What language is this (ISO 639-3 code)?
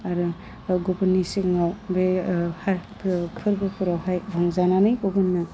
brx